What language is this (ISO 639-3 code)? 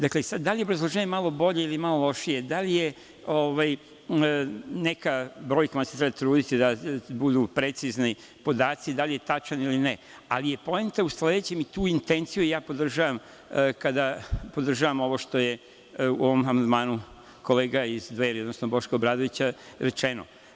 srp